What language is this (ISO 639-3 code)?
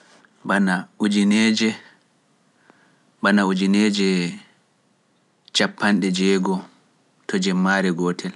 fuf